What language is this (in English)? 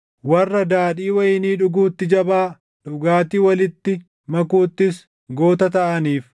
Oromo